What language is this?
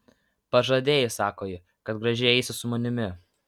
Lithuanian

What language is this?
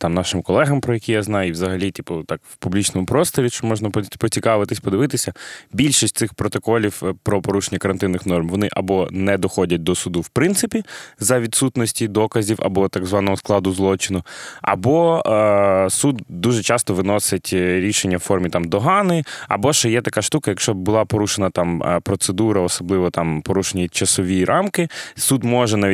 Ukrainian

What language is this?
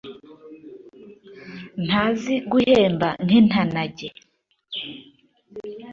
Kinyarwanda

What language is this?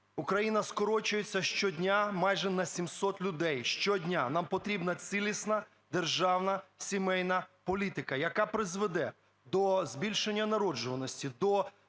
Ukrainian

